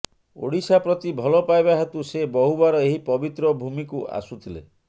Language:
Odia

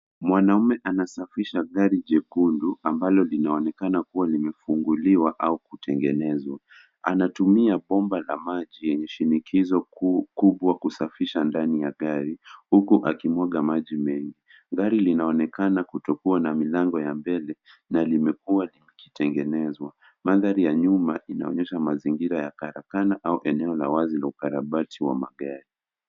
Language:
Swahili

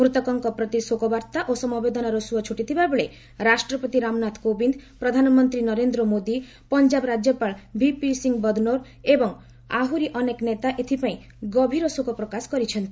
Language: Odia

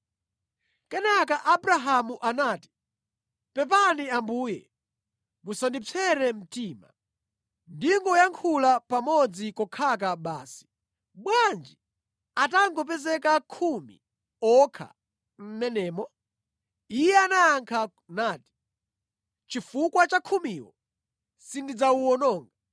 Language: Nyanja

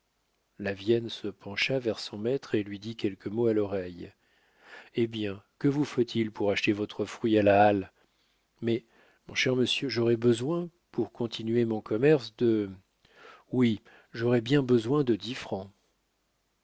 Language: French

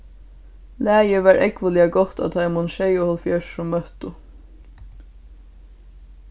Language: Faroese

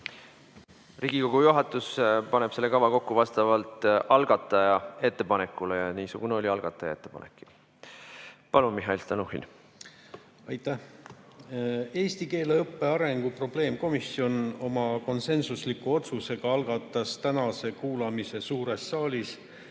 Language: Estonian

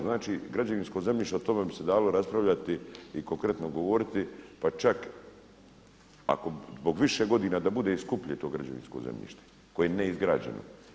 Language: Croatian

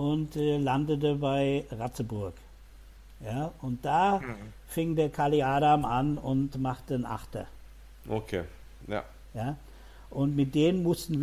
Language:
German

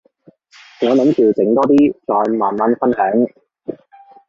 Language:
Cantonese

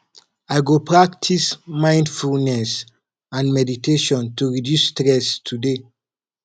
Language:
Nigerian Pidgin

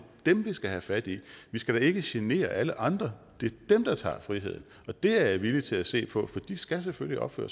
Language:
Danish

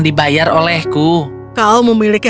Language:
Indonesian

